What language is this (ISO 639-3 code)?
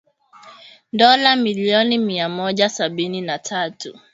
swa